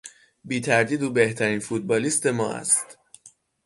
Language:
Persian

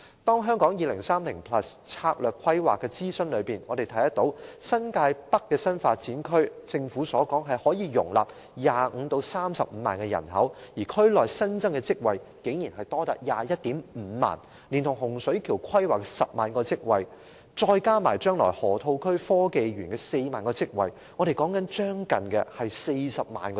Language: Cantonese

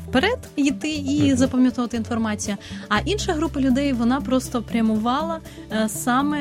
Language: Ukrainian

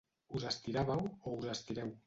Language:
Catalan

